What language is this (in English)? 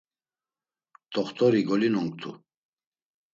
Laz